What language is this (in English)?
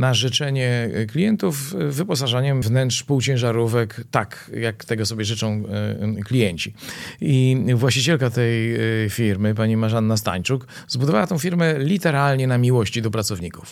Polish